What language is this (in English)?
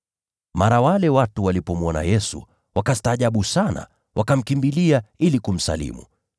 Swahili